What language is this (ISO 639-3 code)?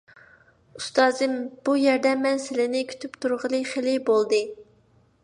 uig